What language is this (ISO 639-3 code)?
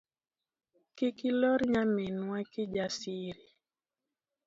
luo